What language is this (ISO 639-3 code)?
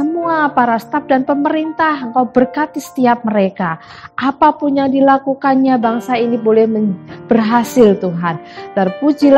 ind